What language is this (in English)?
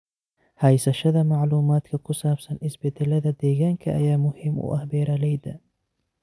Somali